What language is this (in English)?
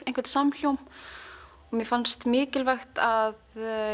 Icelandic